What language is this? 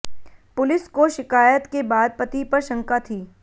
Hindi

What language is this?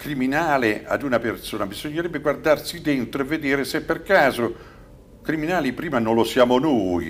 Italian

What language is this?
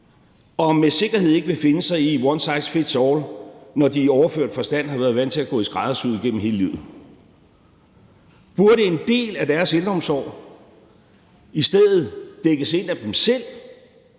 Danish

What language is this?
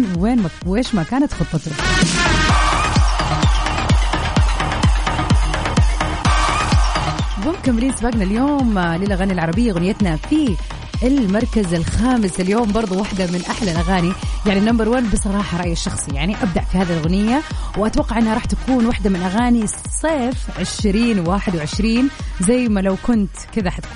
Arabic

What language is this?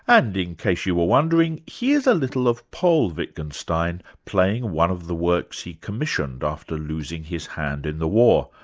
English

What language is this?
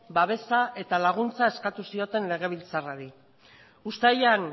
Basque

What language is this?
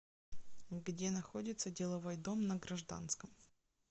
Russian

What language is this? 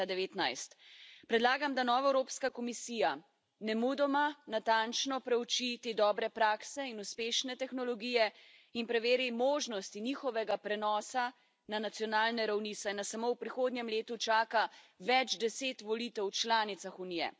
Slovenian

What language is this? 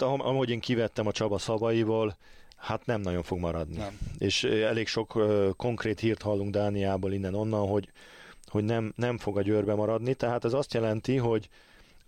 Hungarian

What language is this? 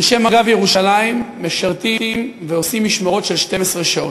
Hebrew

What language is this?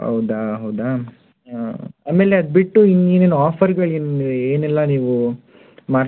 Kannada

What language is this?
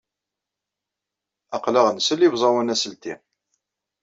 Kabyle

